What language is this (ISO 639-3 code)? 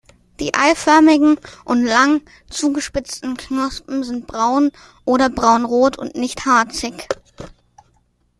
deu